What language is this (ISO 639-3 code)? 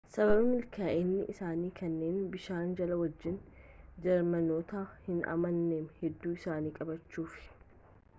orm